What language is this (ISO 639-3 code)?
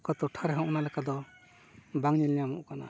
sat